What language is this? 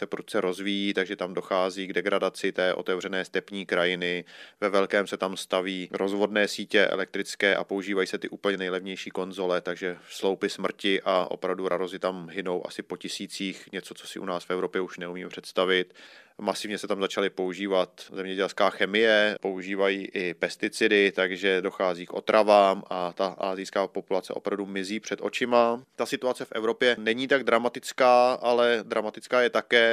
Czech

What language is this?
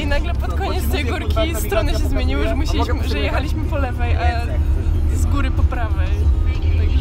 Polish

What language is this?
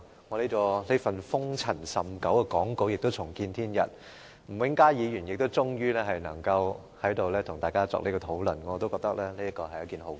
Cantonese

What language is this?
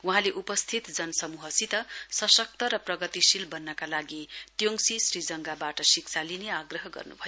Nepali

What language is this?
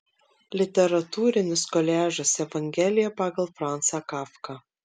Lithuanian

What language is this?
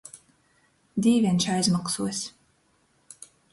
Latgalian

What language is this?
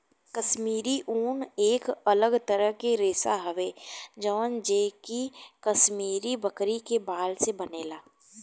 Bhojpuri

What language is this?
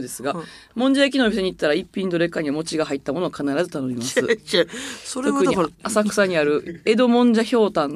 Japanese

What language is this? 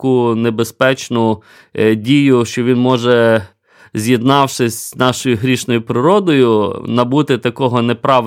Ukrainian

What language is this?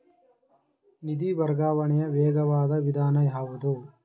Kannada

